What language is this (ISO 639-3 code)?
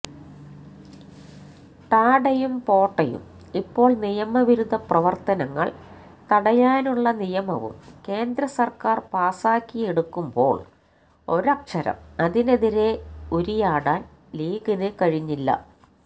mal